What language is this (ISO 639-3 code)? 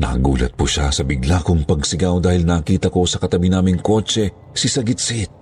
fil